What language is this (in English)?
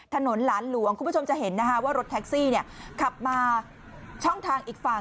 Thai